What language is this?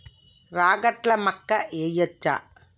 Telugu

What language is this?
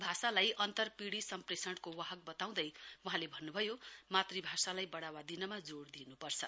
Nepali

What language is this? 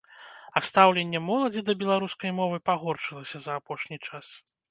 Belarusian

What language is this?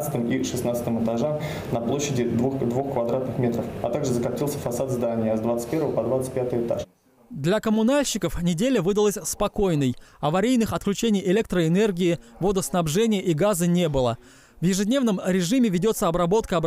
Russian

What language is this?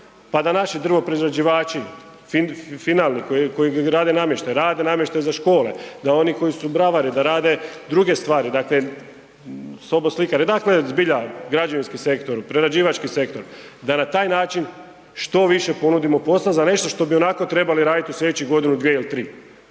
Croatian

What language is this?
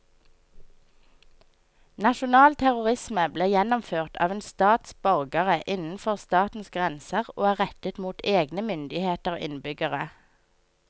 Norwegian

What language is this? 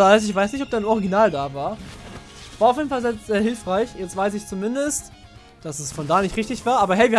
German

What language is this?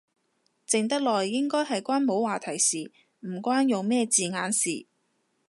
Cantonese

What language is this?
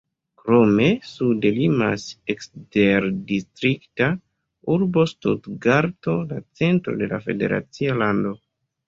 Esperanto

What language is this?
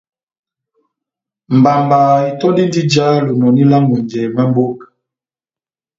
Batanga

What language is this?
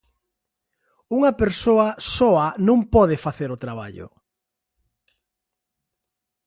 Galician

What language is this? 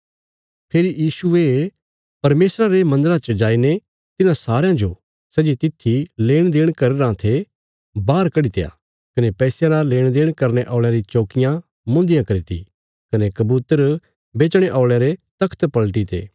Bilaspuri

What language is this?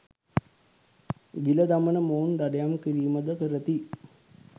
Sinhala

